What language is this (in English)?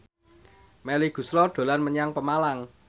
Javanese